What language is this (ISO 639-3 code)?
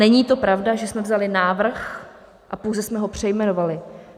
ces